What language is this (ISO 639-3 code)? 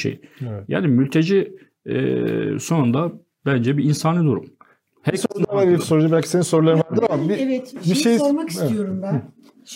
tur